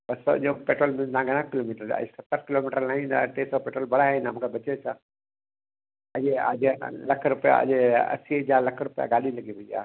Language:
Sindhi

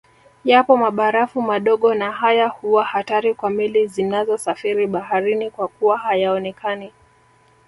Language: Swahili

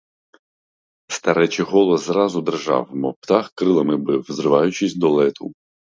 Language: Ukrainian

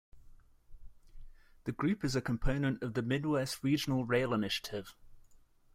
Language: English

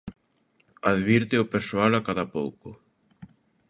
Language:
Galician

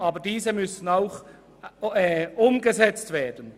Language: Swiss German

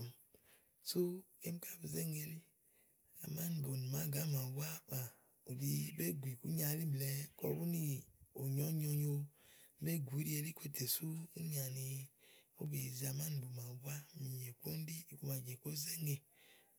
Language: Igo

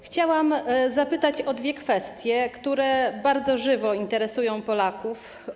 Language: Polish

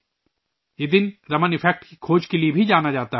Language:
Urdu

